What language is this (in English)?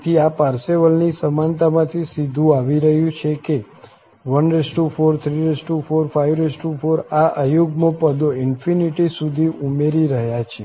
Gujarati